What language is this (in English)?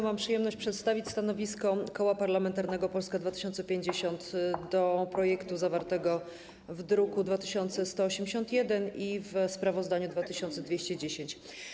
Polish